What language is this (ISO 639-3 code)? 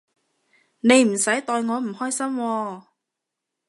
yue